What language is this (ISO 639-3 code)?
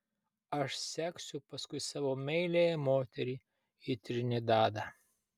lit